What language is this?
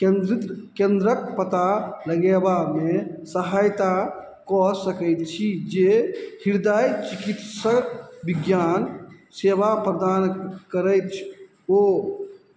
Maithili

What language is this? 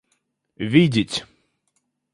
Russian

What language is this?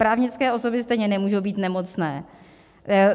Czech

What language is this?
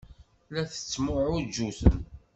Kabyle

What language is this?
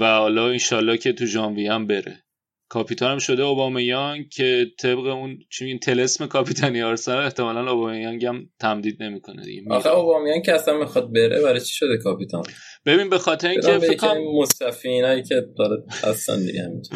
Persian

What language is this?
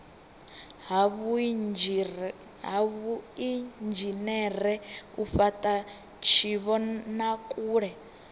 Venda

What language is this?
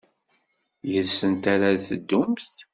Kabyle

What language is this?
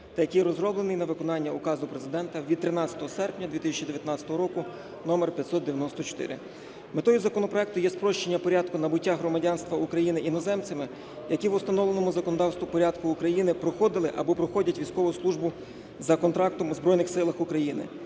Ukrainian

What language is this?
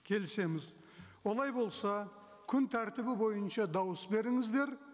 Kazakh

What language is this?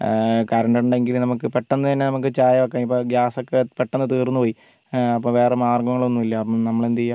Malayalam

